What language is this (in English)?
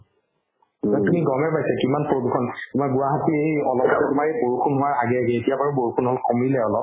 Assamese